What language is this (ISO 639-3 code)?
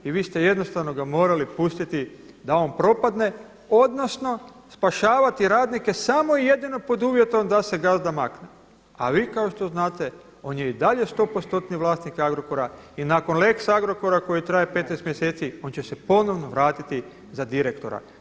hrv